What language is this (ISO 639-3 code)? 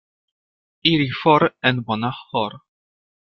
epo